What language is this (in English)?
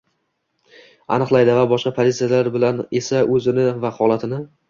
Uzbek